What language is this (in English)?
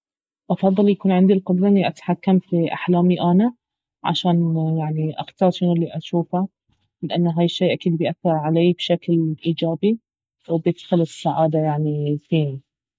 Baharna Arabic